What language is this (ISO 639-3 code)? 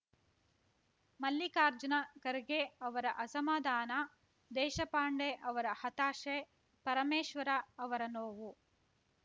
kan